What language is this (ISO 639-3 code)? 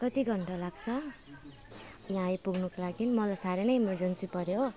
nep